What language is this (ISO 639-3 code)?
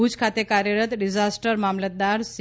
guj